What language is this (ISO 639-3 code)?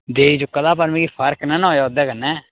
doi